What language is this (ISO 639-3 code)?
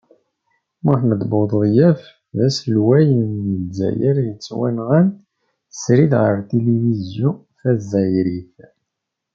kab